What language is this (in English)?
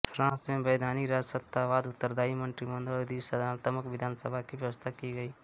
Hindi